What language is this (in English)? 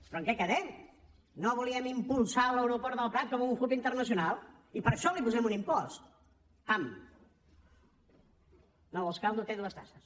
Catalan